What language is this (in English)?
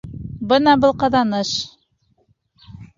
Bashkir